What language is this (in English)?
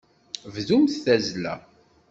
Kabyle